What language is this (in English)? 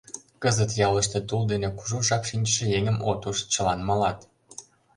Mari